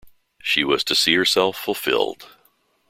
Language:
English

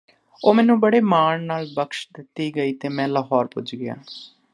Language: Punjabi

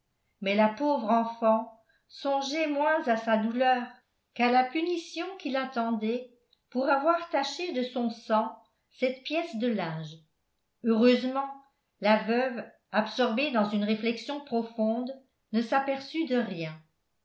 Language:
French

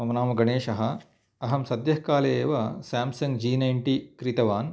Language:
Sanskrit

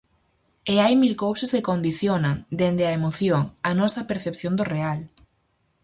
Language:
Galician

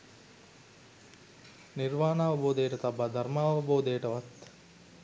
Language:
Sinhala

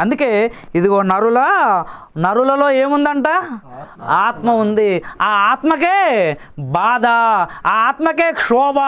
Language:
Hindi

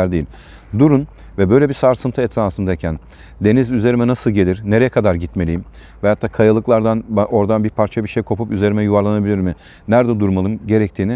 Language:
Turkish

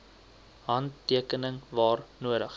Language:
Afrikaans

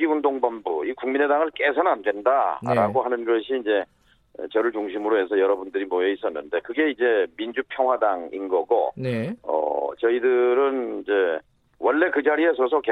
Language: Korean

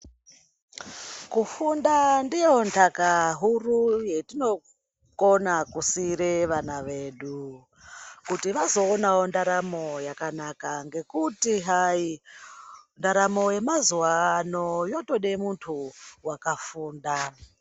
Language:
Ndau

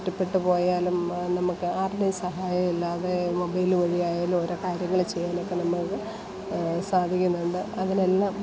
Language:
Malayalam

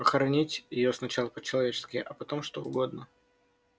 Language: Russian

